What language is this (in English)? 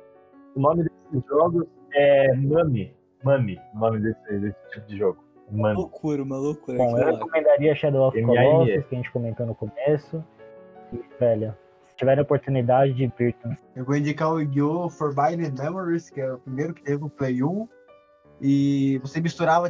Portuguese